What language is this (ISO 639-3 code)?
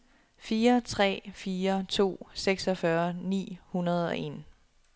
dan